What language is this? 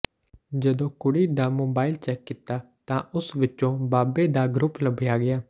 Punjabi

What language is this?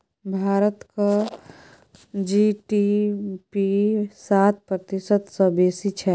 Maithili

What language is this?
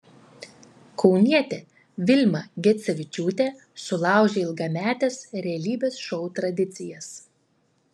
Lithuanian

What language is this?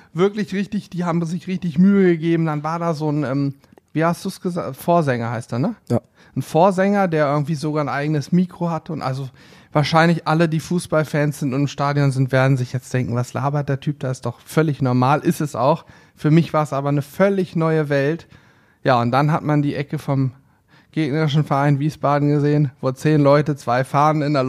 German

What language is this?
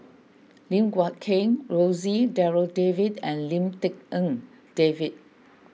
English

